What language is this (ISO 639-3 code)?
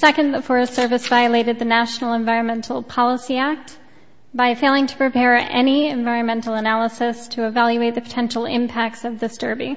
eng